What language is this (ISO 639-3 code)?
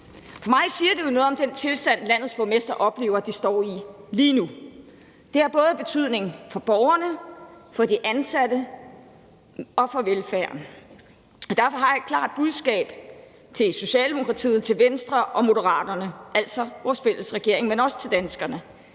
dan